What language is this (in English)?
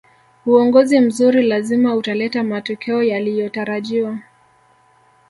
Swahili